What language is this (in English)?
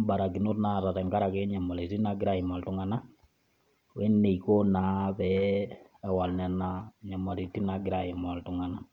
Masai